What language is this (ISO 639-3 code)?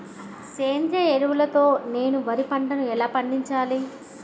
tel